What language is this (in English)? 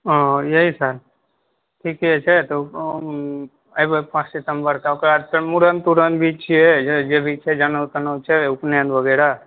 Maithili